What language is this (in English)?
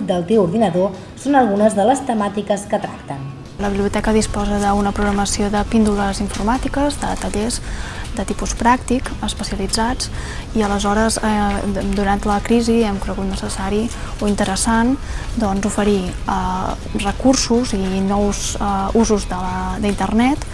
Catalan